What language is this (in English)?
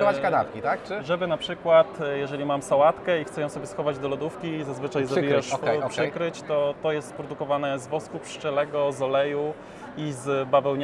Polish